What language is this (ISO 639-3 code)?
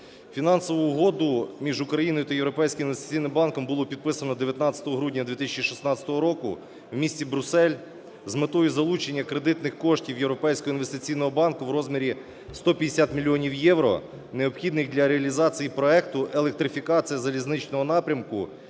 ukr